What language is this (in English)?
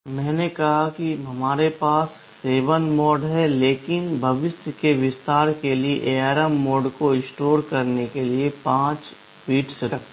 Hindi